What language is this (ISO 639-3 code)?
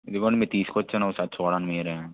tel